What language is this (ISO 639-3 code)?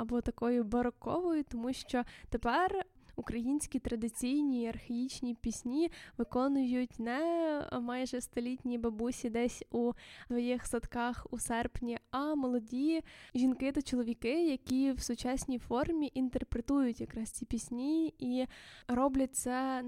ukr